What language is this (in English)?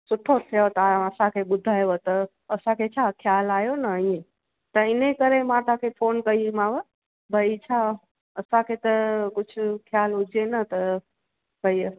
Sindhi